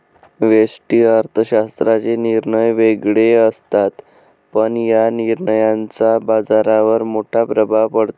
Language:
Marathi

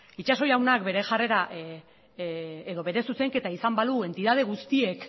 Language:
Basque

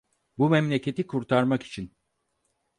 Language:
Turkish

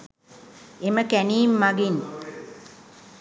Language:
Sinhala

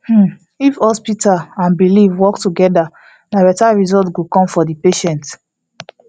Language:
Nigerian Pidgin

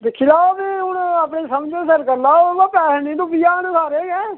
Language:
Dogri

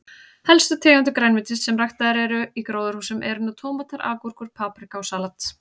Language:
Icelandic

